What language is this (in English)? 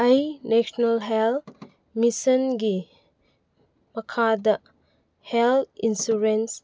Manipuri